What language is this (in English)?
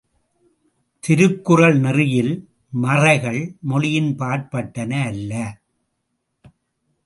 Tamil